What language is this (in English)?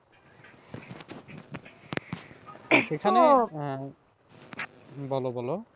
Bangla